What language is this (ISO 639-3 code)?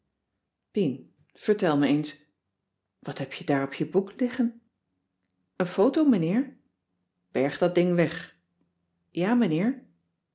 nld